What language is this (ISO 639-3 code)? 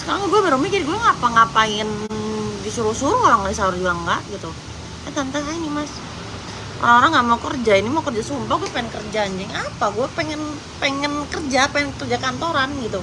ind